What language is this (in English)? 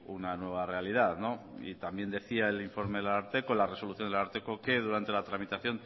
Spanish